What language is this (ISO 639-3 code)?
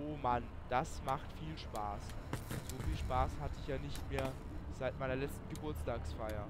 deu